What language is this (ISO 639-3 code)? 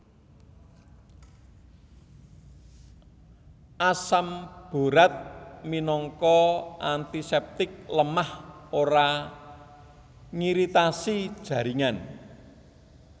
jav